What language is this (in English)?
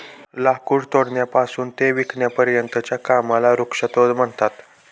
Marathi